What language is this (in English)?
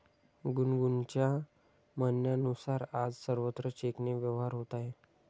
Marathi